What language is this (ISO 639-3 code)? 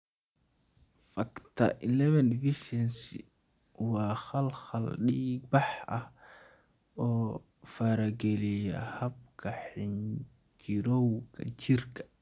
som